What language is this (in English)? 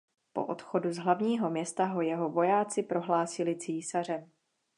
Czech